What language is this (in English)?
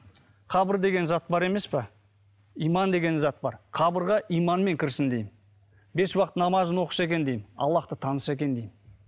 Kazakh